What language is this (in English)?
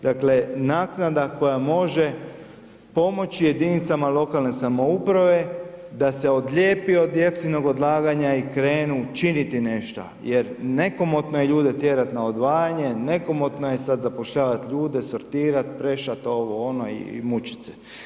Croatian